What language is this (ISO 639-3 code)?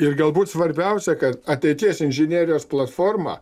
lit